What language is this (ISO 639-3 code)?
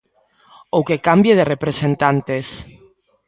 glg